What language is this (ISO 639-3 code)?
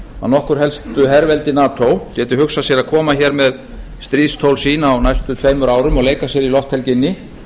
isl